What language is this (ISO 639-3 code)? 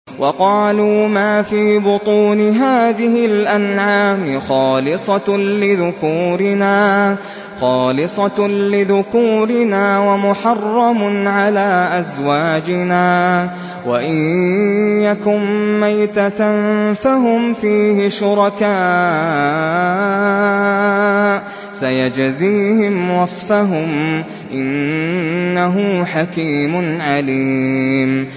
ara